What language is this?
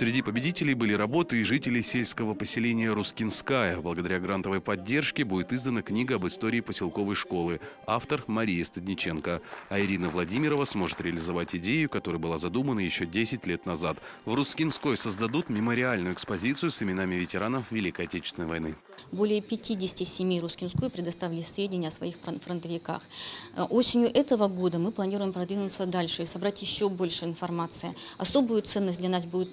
Russian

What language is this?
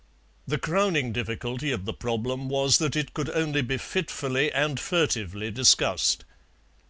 English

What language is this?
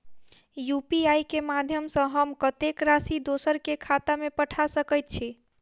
Maithili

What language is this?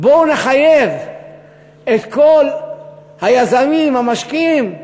Hebrew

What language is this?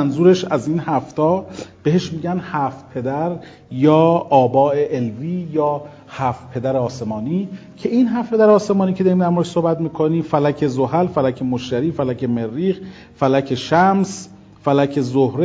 Persian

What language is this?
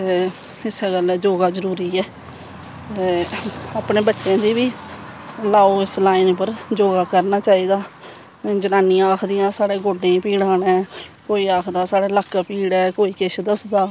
Dogri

